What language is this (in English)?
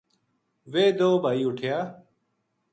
Gujari